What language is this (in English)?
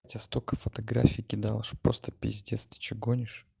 Russian